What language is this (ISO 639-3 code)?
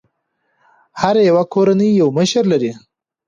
pus